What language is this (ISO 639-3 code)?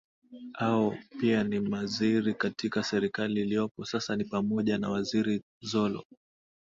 swa